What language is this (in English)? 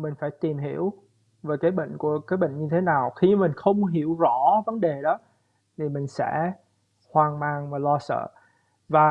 Vietnamese